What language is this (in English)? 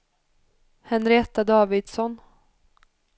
Swedish